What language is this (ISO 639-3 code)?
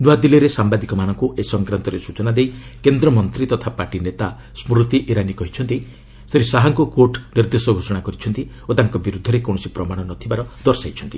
ori